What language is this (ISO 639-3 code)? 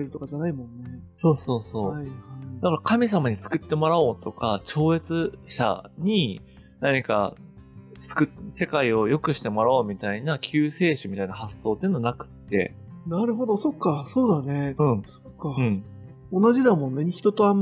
jpn